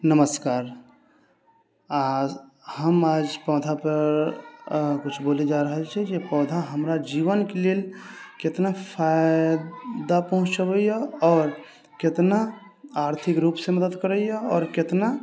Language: Maithili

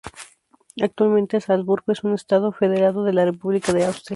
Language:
Spanish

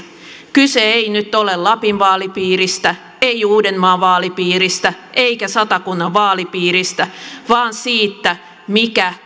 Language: Finnish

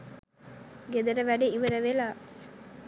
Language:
Sinhala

